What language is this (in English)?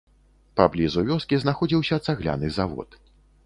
Belarusian